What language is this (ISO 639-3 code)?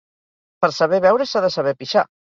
cat